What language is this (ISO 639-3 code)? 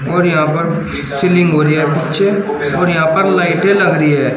hin